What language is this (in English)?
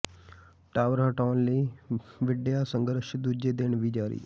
Punjabi